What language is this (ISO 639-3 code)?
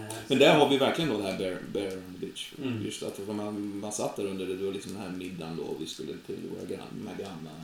swe